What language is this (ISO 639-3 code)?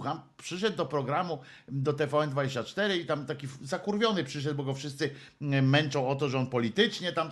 pol